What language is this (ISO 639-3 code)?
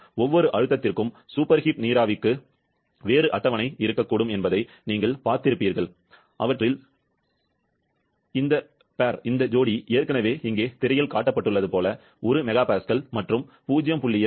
tam